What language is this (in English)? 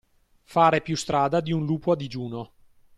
Italian